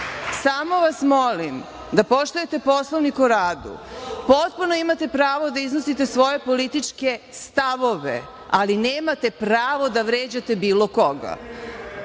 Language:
Serbian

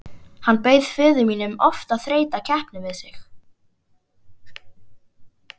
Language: Icelandic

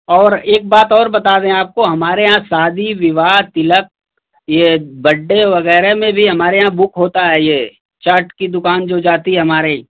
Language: Hindi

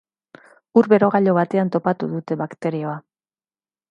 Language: Basque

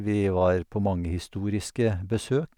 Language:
Norwegian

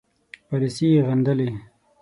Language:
Pashto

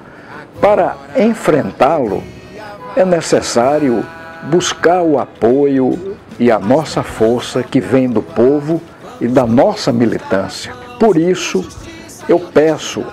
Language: Portuguese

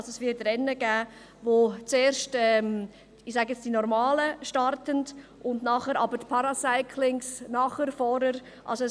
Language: Swiss German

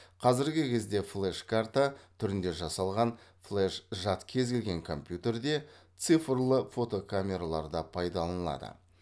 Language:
Kazakh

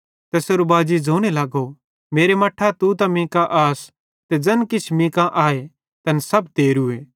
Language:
Bhadrawahi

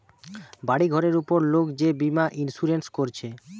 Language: Bangla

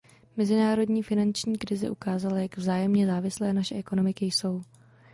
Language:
Czech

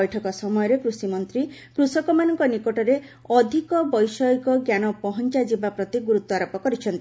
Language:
Odia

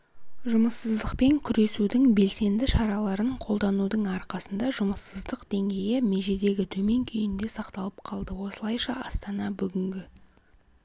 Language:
Kazakh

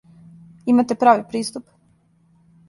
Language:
Serbian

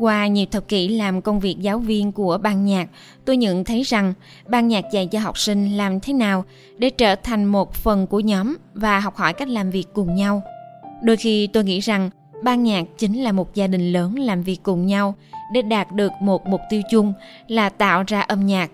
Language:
Vietnamese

